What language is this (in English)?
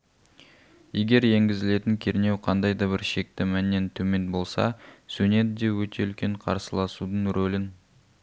Kazakh